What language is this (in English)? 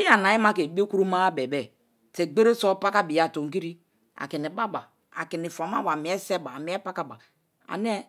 Kalabari